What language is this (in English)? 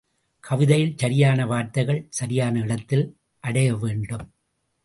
Tamil